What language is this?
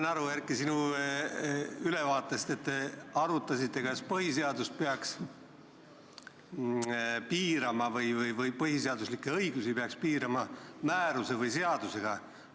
Estonian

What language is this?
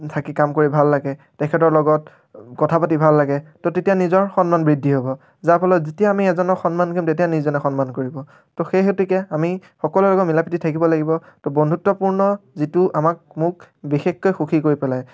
Assamese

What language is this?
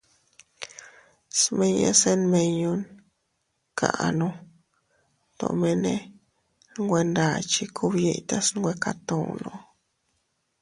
Teutila Cuicatec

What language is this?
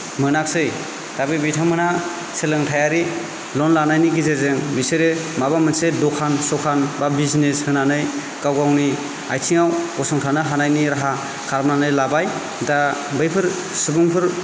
Bodo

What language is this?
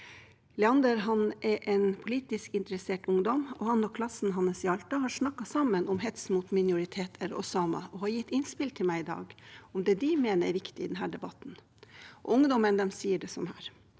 Norwegian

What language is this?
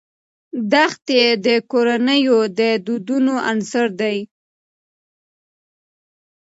Pashto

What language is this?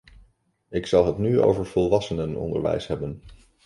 Dutch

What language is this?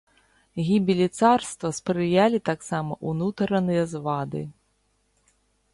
Belarusian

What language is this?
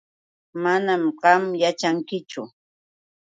Yauyos Quechua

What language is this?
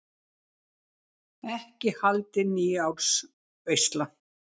Icelandic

